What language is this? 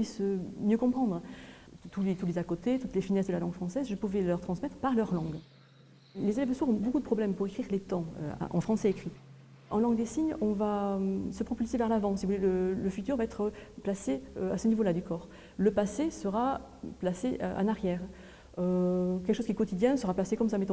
French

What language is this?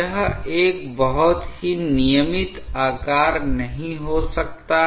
Hindi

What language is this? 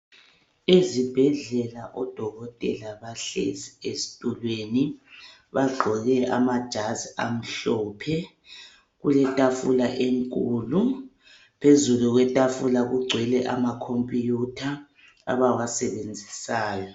North Ndebele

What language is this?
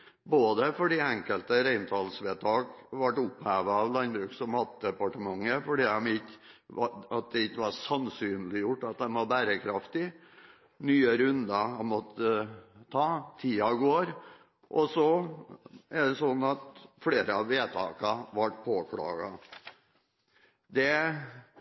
Norwegian Bokmål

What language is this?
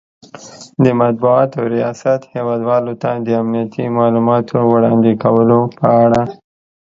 Pashto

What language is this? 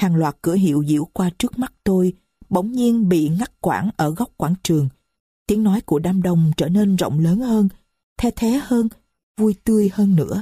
Vietnamese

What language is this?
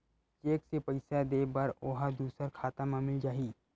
Chhattisgarhi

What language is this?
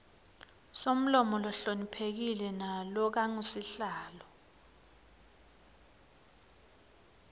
Swati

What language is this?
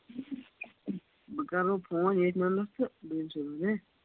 Kashmiri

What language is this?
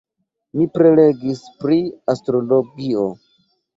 Esperanto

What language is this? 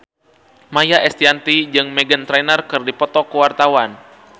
Sundanese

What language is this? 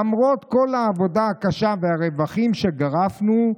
Hebrew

